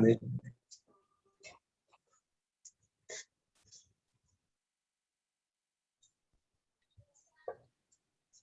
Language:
Indonesian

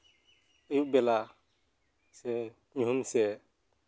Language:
Santali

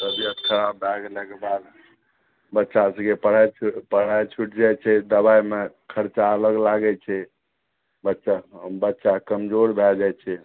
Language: Maithili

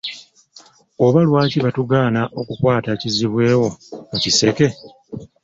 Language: Ganda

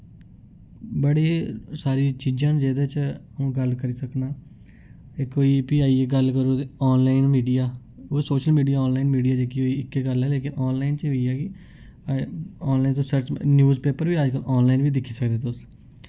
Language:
Dogri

